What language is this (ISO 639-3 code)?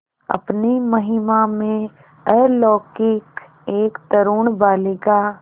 hin